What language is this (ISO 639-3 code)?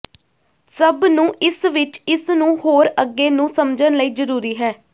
pan